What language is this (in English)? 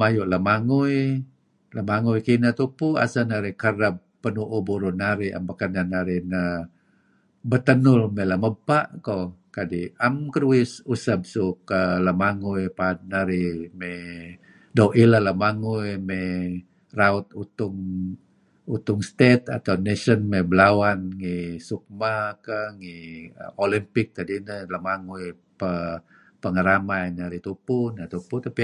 Kelabit